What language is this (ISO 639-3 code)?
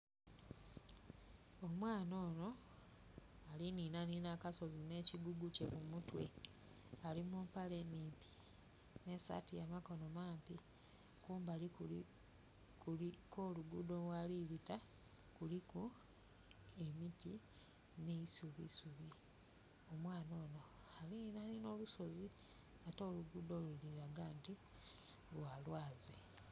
xog